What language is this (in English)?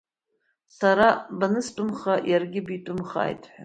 Abkhazian